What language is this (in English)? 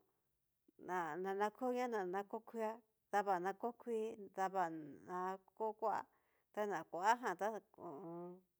Cacaloxtepec Mixtec